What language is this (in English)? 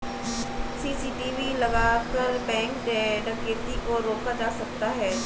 Hindi